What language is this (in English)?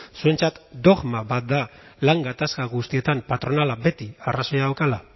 Basque